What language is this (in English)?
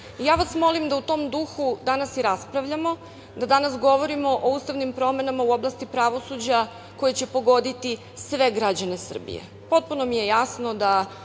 Serbian